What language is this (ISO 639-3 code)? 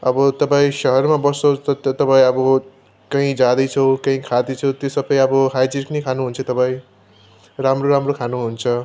nep